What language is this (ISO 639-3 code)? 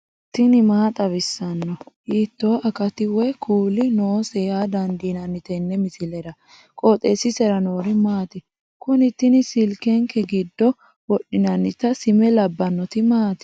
sid